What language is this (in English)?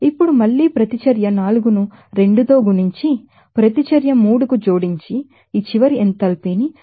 Telugu